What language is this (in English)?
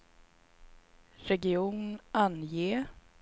Swedish